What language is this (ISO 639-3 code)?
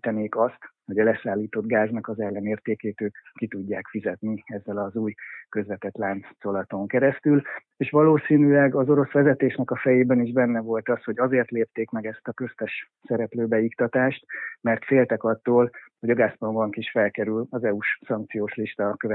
hun